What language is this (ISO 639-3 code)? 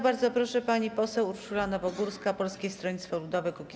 pol